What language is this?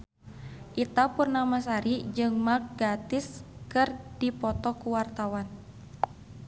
Sundanese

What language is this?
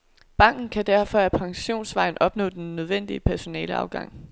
Danish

